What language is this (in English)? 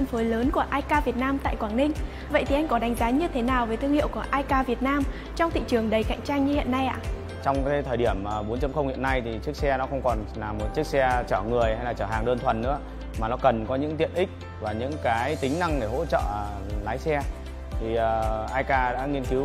Vietnamese